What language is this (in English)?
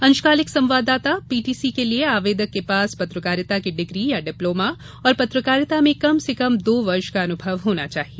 Hindi